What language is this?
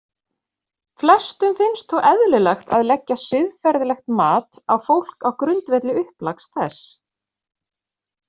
Icelandic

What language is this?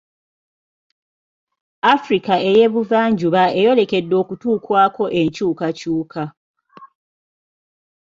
Ganda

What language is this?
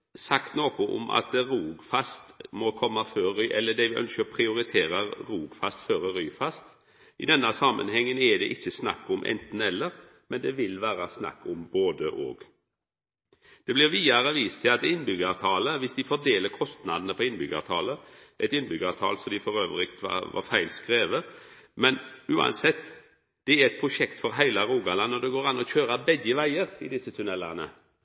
Norwegian Nynorsk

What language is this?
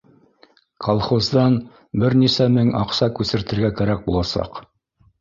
Bashkir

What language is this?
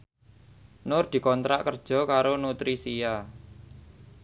Javanese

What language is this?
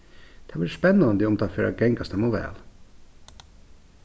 Faroese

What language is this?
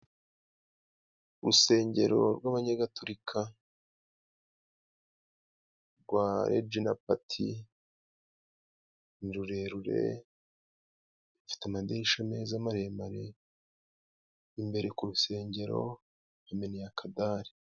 Kinyarwanda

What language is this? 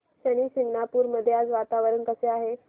Marathi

